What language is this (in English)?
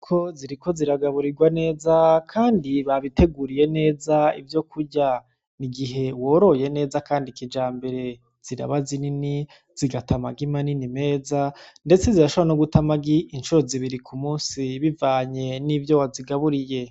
Rundi